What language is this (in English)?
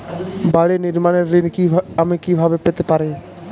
Bangla